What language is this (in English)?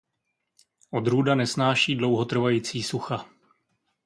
Czech